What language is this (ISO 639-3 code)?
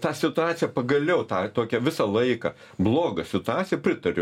lit